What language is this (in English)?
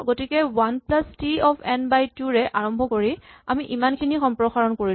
Assamese